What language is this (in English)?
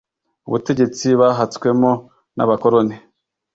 Kinyarwanda